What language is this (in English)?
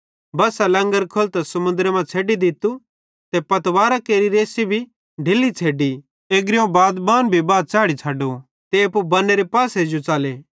Bhadrawahi